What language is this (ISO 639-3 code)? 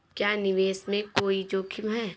hin